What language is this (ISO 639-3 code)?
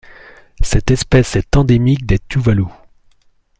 fra